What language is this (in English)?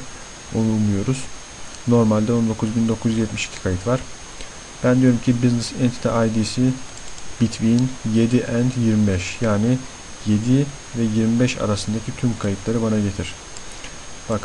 Turkish